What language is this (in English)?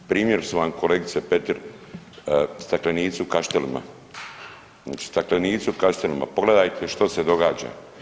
Croatian